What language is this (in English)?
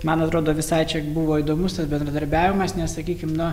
Lithuanian